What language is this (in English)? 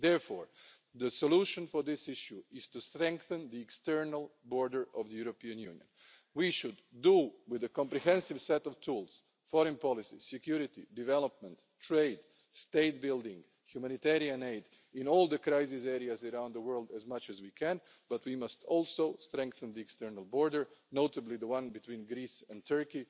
English